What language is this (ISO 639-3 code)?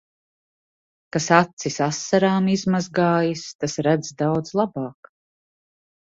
lav